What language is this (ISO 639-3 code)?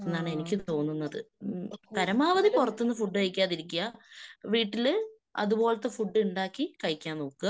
mal